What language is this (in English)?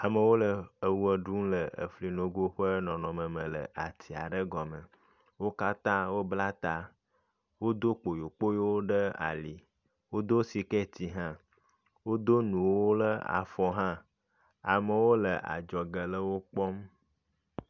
Ewe